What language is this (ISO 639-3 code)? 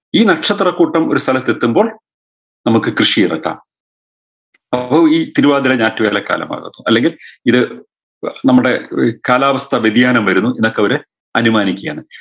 mal